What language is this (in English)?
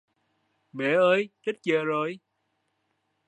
Vietnamese